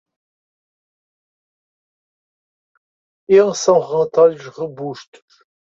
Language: Portuguese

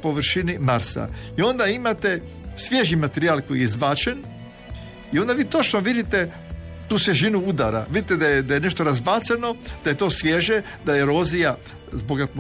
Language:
Croatian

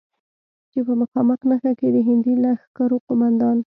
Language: Pashto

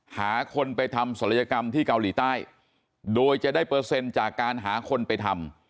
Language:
Thai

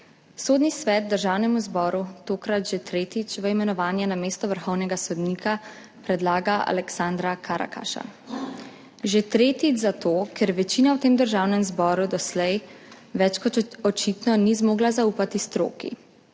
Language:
Slovenian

